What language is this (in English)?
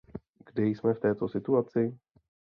Czech